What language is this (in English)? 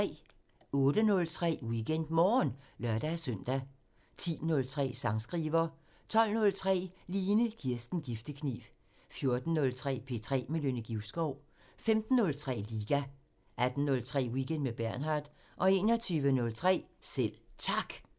Danish